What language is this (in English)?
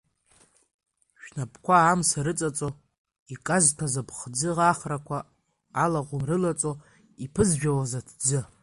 Abkhazian